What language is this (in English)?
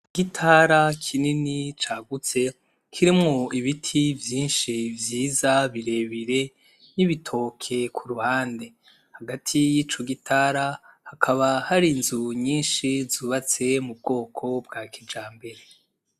Rundi